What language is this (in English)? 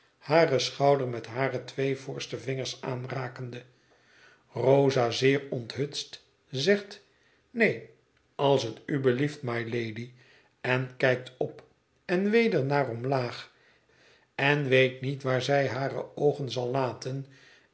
Dutch